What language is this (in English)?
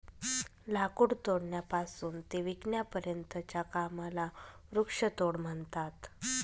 Marathi